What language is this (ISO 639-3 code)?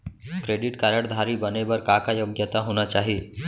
hne